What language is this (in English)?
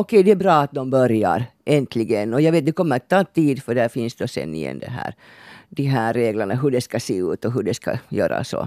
Swedish